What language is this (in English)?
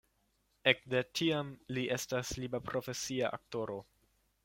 Esperanto